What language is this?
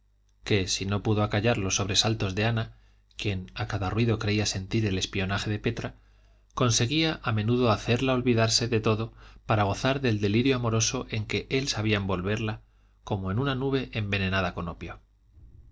Spanish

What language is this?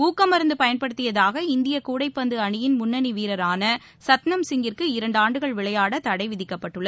Tamil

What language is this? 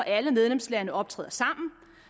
Danish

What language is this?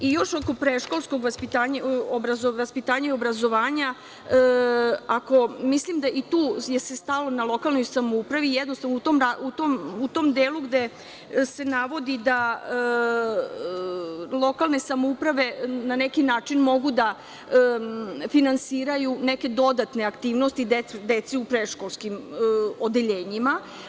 Serbian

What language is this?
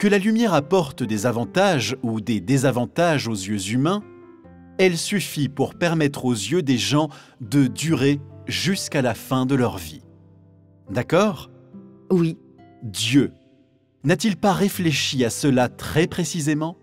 French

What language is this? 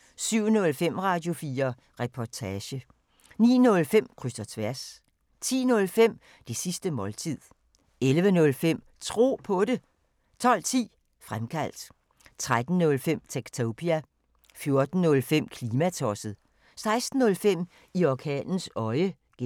Danish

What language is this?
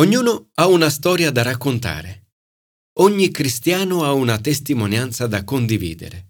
Italian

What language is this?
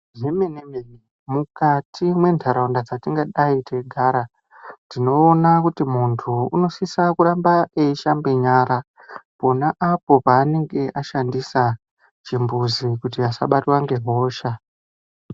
Ndau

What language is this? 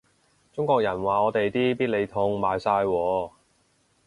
Cantonese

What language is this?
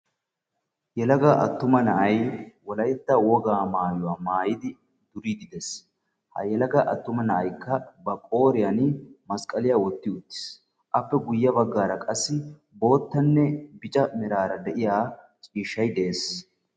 Wolaytta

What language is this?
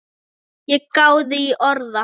Icelandic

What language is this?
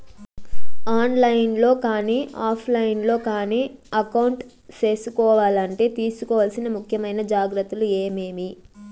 Telugu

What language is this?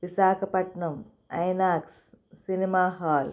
Telugu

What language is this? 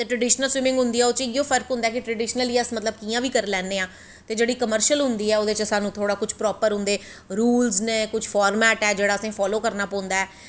Dogri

